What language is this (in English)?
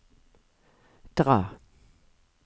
Norwegian